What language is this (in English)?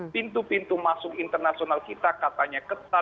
Indonesian